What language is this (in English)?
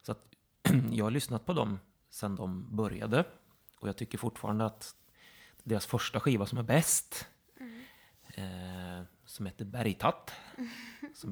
Swedish